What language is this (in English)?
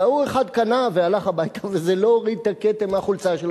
Hebrew